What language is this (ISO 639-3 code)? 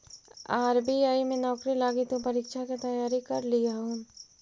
mag